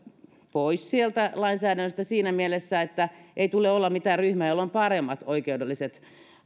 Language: Finnish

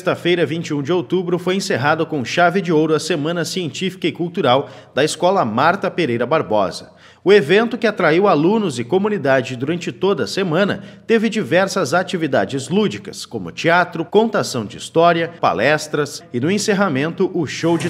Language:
Portuguese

